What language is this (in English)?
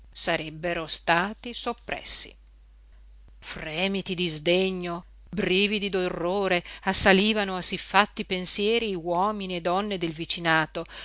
Italian